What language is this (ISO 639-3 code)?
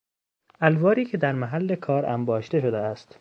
fas